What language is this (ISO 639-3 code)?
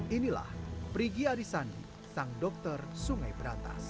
ind